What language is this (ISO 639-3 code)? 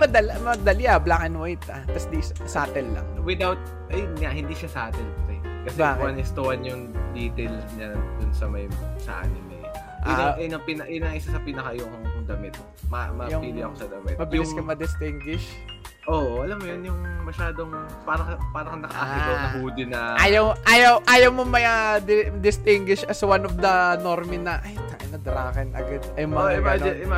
fil